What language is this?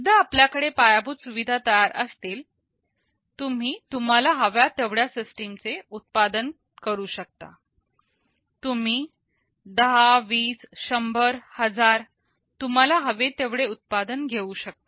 Marathi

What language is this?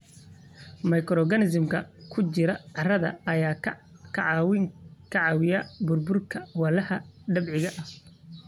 Somali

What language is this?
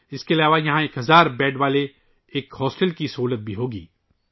Urdu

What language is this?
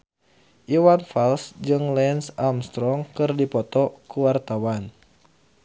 Sundanese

